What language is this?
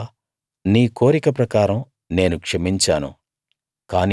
Telugu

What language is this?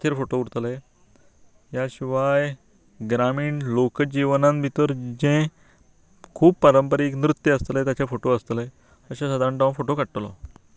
Konkani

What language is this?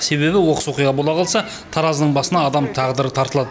Kazakh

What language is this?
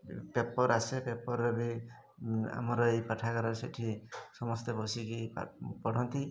Odia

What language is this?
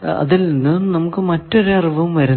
Malayalam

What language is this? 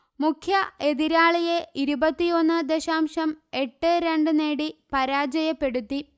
Malayalam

